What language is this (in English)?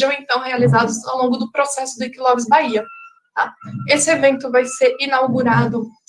Portuguese